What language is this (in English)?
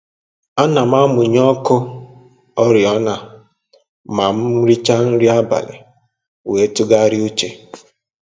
Igbo